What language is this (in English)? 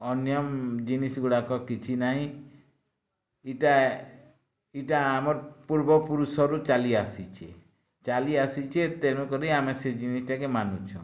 Odia